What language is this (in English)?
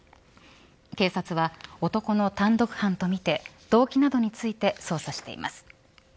Japanese